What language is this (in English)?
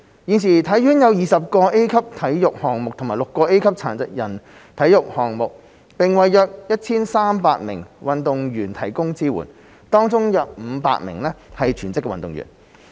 Cantonese